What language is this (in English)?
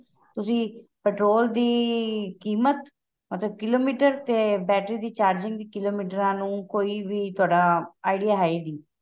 Punjabi